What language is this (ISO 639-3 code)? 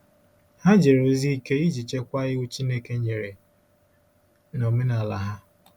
ibo